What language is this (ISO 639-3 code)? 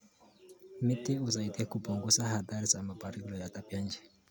kln